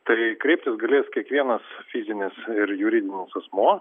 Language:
Lithuanian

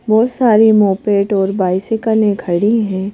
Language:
Hindi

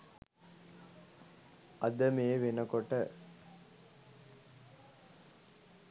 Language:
Sinhala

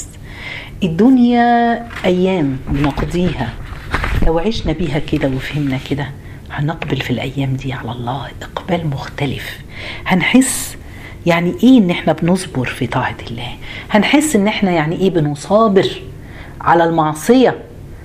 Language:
Arabic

